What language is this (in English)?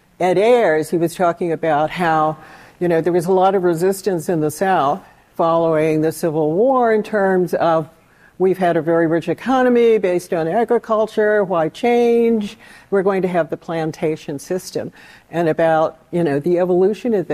English